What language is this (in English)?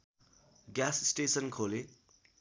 Nepali